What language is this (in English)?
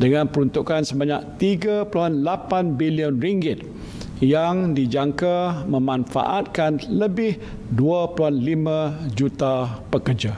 Malay